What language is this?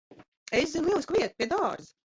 Latvian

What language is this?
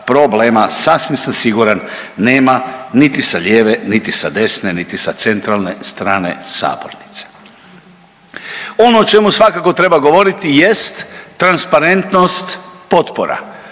Croatian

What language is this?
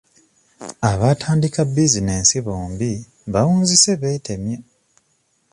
Ganda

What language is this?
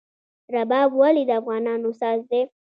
Pashto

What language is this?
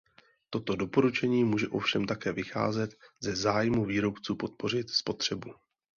Czech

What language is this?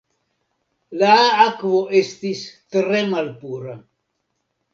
Esperanto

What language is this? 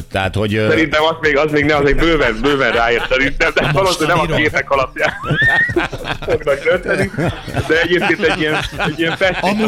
Hungarian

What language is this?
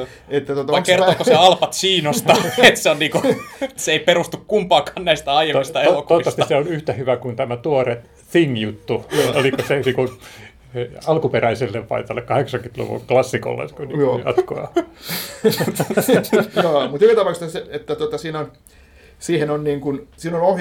Finnish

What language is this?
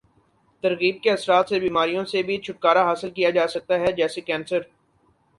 Urdu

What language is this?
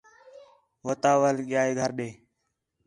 Khetrani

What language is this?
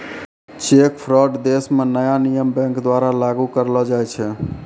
Maithili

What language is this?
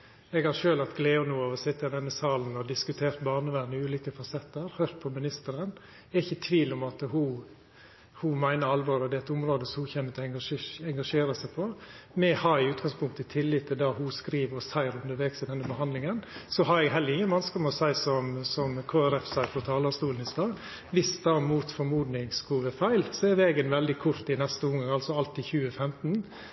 Norwegian Nynorsk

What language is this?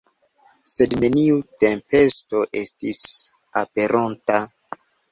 Esperanto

